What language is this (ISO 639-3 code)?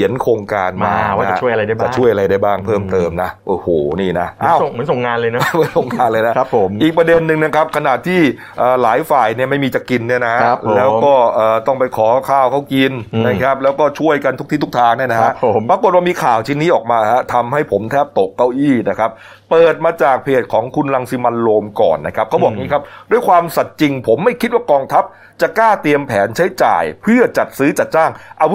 tha